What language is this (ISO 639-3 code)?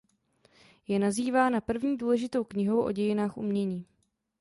ces